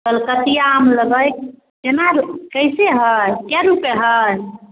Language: Maithili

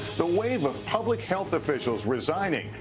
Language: English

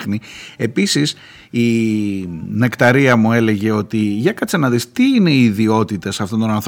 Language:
Greek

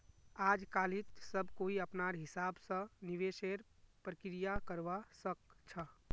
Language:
Magahi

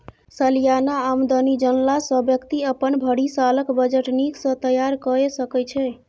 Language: Maithili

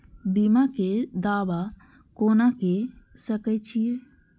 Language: Maithili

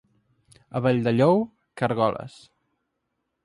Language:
Catalan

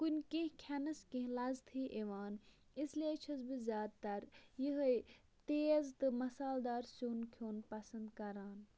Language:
Kashmiri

